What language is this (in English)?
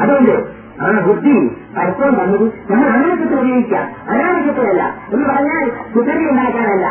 Malayalam